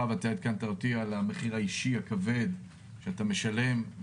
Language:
Hebrew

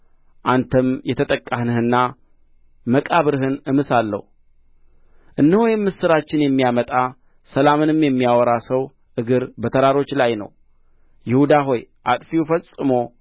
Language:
Amharic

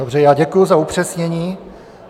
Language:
Czech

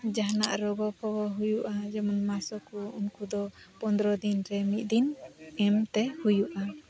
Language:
Santali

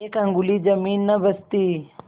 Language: Hindi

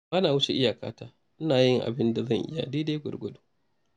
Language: Hausa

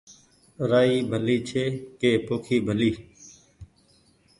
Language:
Goaria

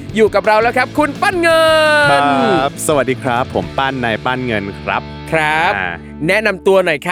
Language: Thai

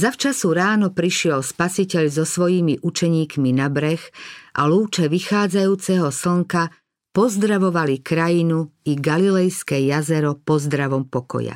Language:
Slovak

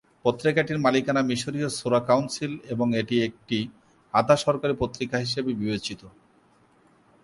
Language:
Bangla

